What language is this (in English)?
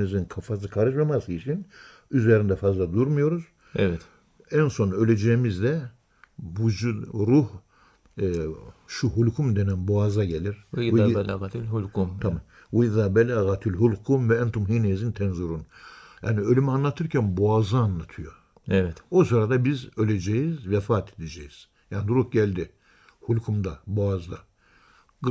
Turkish